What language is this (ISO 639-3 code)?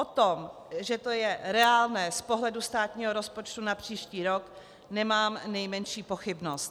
ces